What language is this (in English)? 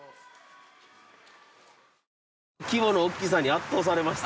Japanese